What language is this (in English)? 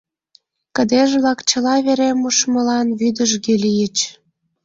Mari